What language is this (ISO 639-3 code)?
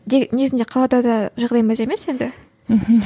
kaz